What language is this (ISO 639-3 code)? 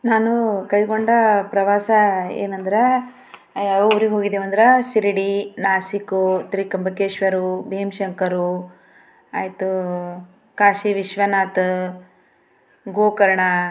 kan